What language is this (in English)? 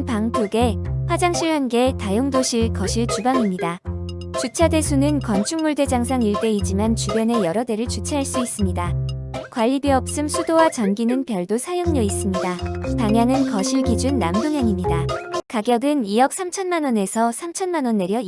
Korean